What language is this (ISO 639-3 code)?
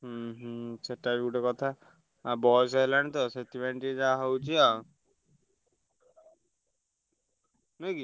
ori